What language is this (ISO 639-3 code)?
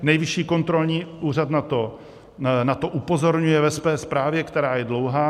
ces